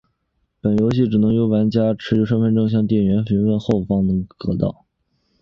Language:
Chinese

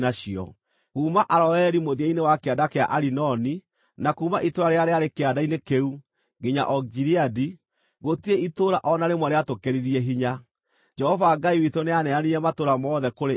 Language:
Kikuyu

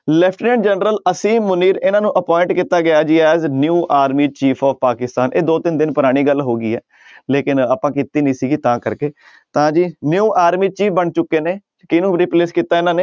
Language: Punjabi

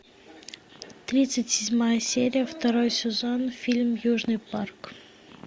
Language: Russian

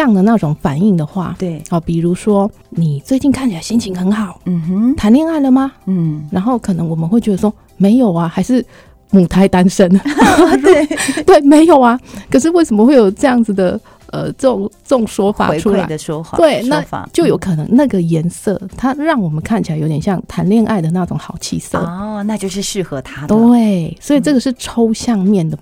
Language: Chinese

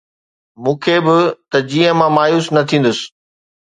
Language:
Sindhi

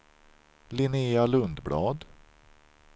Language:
Swedish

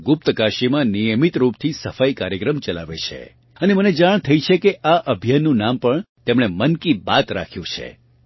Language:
Gujarati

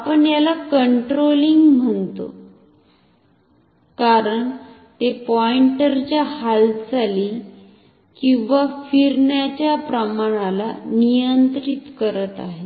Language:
Marathi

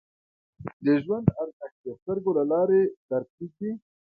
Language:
Pashto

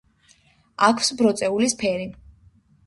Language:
Georgian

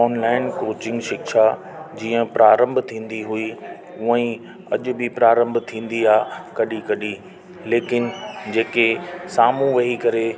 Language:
Sindhi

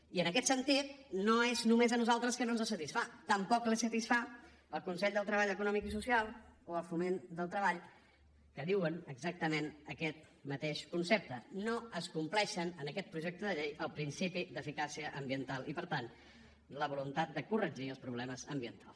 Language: Catalan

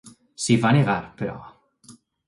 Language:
Catalan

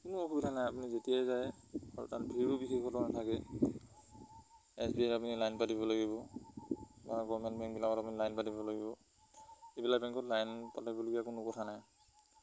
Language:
Assamese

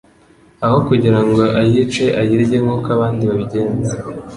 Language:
Kinyarwanda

